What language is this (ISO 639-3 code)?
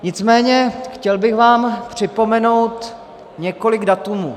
ces